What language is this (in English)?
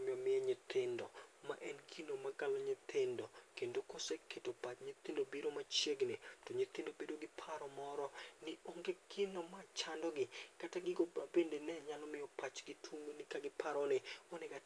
Luo (Kenya and Tanzania)